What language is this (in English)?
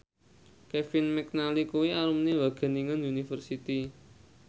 Javanese